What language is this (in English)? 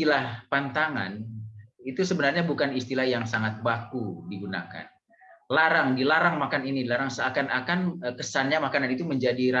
Indonesian